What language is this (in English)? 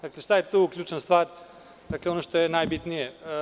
Serbian